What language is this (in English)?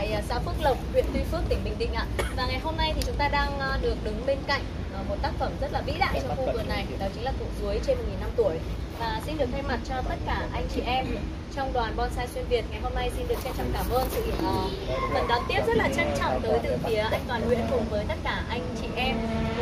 Vietnamese